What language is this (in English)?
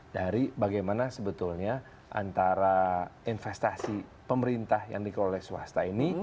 Indonesian